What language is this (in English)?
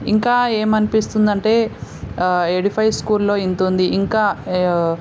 Telugu